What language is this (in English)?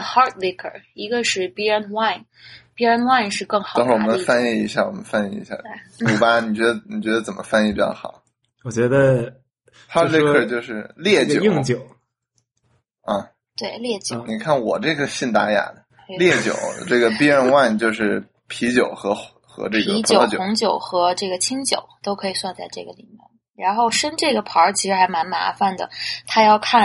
Chinese